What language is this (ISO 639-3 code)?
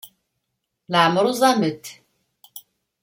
kab